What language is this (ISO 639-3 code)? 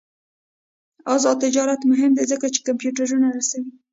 pus